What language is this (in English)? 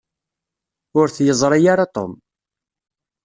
Kabyle